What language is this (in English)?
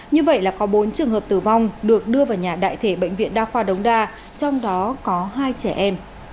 Vietnamese